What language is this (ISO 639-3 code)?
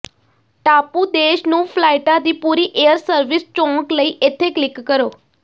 pan